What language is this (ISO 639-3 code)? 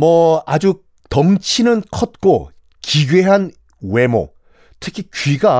kor